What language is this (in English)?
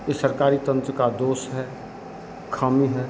Hindi